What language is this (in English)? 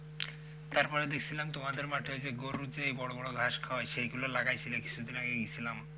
Bangla